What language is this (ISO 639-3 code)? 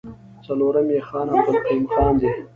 pus